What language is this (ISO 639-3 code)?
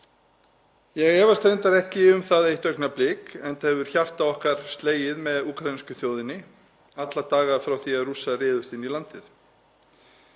isl